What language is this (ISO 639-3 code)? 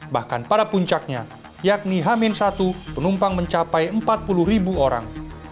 ind